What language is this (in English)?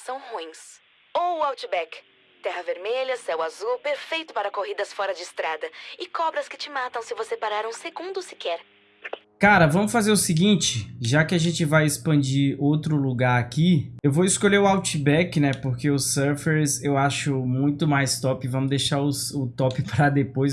Portuguese